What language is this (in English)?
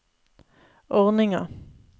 Norwegian